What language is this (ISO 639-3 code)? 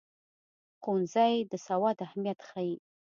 pus